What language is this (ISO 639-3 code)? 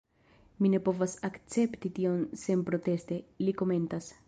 epo